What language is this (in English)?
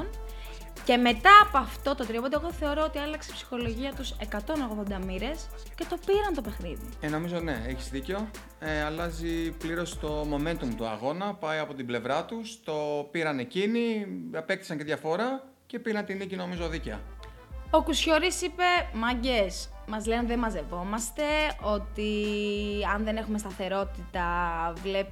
Greek